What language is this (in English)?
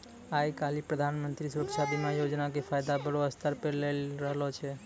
Maithili